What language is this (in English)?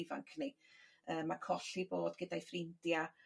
Welsh